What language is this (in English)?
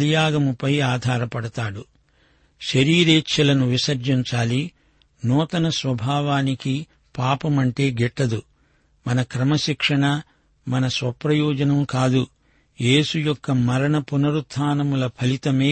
Telugu